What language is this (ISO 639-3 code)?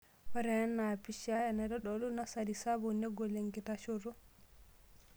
mas